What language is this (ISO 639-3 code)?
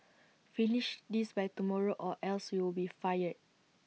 eng